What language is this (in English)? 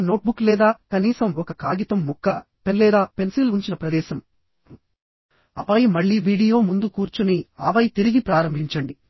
Telugu